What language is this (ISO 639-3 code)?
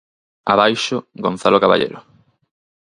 glg